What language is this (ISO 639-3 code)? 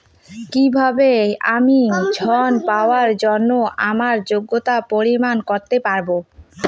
ben